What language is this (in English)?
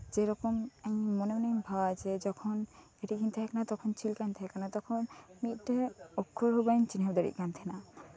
Santali